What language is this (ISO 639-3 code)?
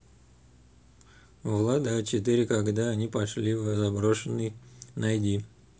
rus